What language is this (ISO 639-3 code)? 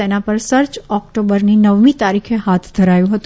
guj